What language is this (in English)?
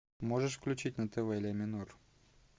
Russian